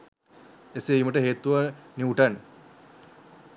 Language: Sinhala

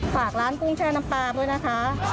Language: Thai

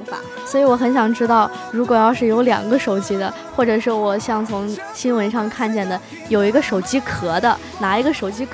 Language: Chinese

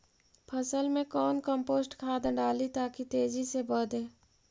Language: Magahi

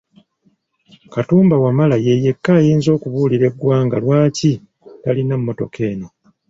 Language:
Ganda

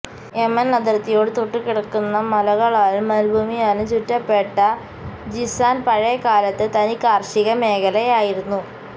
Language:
Malayalam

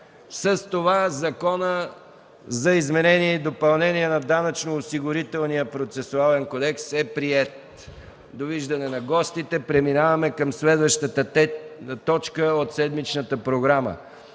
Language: Bulgarian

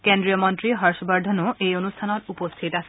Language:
Assamese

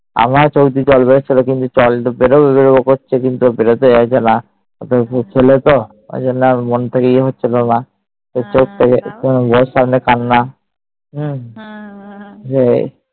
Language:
Bangla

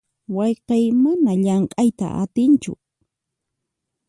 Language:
Puno Quechua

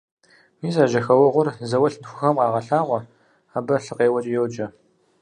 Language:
Kabardian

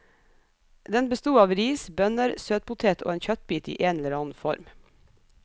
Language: Norwegian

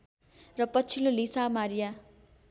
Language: Nepali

